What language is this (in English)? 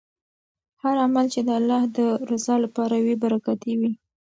Pashto